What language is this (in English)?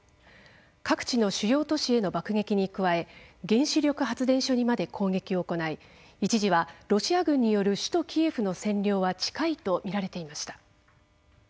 Japanese